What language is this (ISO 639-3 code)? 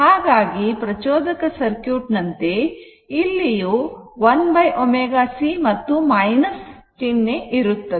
kan